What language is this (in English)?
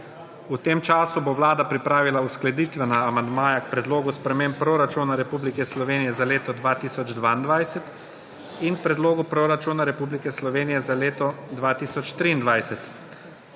Slovenian